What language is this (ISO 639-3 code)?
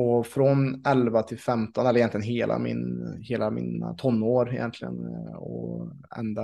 swe